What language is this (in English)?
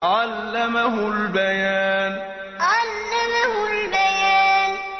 Arabic